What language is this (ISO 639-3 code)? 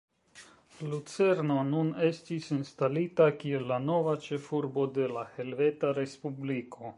epo